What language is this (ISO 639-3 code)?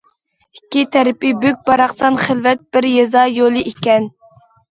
uig